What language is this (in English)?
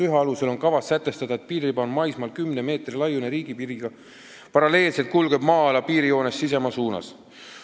Estonian